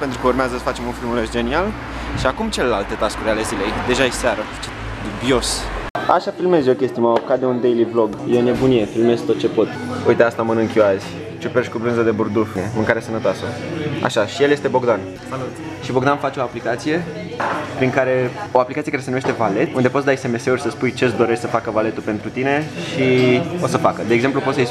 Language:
Romanian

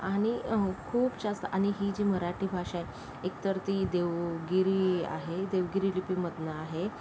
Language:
Marathi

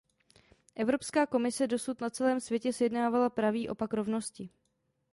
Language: Czech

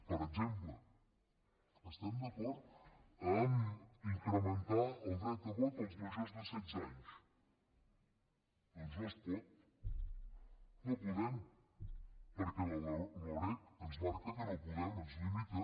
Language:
Catalan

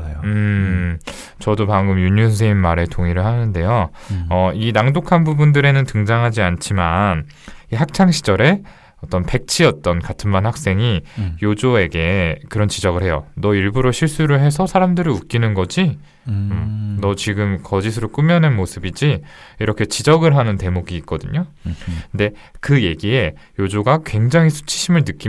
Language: Korean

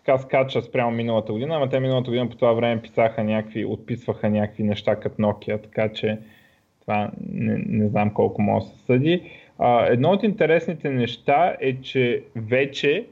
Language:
Bulgarian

